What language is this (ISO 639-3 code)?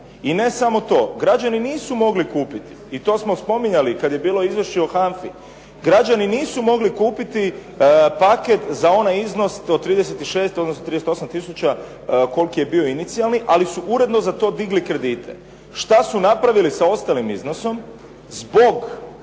hrv